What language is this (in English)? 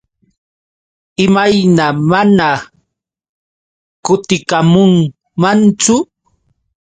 Yauyos Quechua